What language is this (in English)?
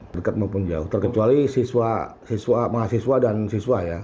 Indonesian